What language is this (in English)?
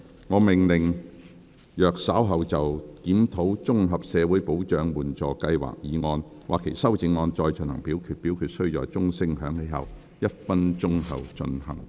Cantonese